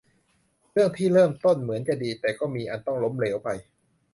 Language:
Thai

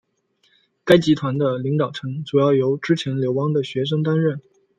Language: Chinese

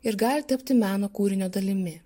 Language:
Lithuanian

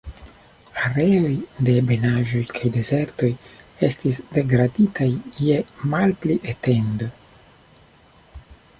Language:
Esperanto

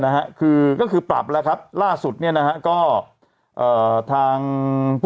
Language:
Thai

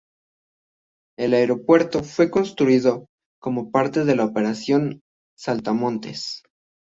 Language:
Spanish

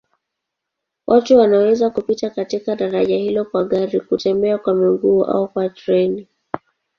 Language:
Swahili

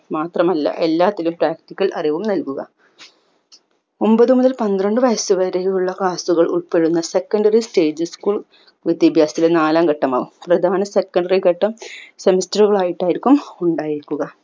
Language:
Malayalam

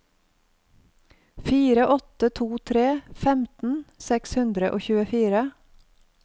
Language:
Norwegian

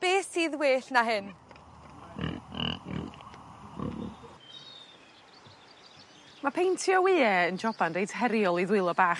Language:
Welsh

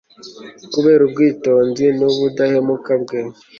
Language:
Kinyarwanda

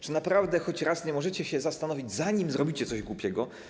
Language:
Polish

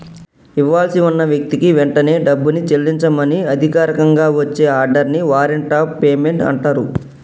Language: Telugu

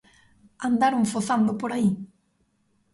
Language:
Galician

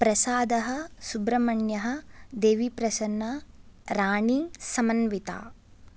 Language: Sanskrit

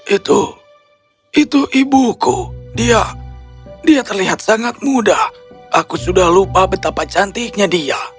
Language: Indonesian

